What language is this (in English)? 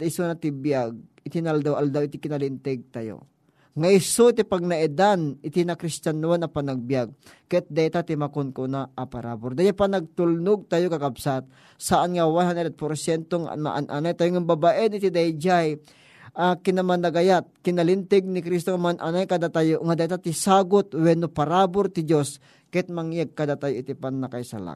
Filipino